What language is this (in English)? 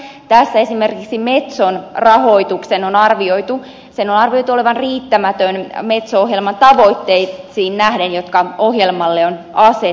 Finnish